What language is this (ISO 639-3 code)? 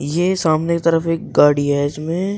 hin